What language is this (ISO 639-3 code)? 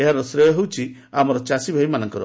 ori